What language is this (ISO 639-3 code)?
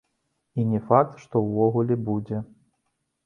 bel